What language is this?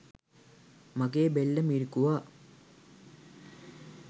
Sinhala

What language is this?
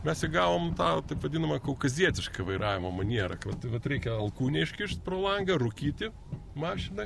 Lithuanian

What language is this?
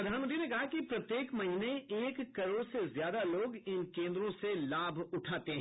Hindi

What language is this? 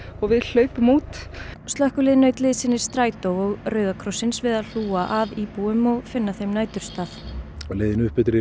Icelandic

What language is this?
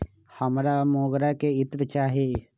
Magahi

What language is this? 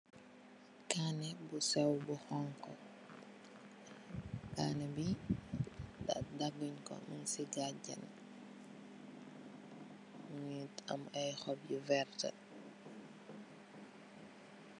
Wolof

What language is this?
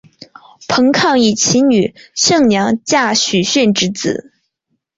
Chinese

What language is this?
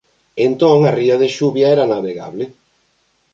Galician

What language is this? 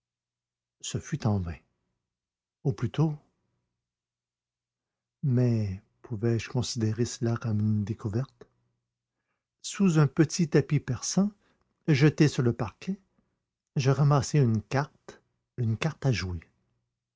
French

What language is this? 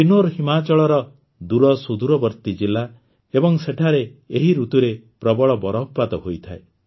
Odia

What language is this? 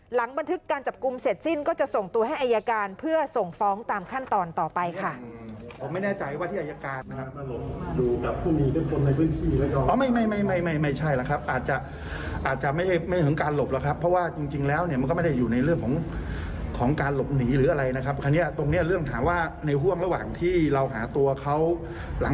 Thai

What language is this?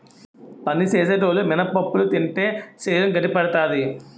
Telugu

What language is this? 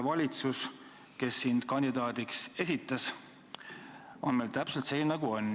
Estonian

